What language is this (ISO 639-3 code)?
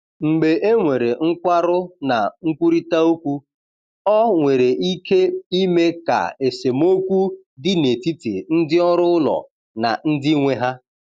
ibo